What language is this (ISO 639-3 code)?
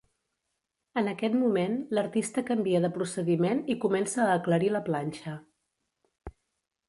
cat